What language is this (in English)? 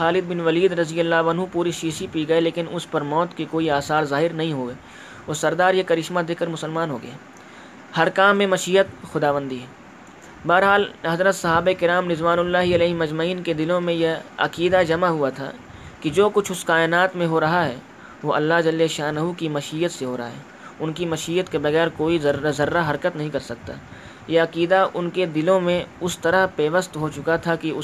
Urdu